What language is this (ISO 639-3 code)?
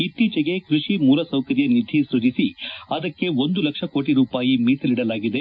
kan